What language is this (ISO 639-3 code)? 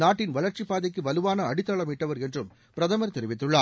tam